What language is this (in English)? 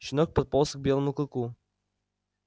Russian